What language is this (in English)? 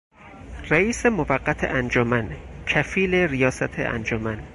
Persian